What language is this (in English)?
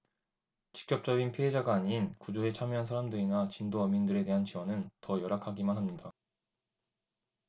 Korean